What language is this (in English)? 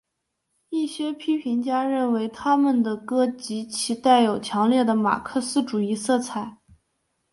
Chinese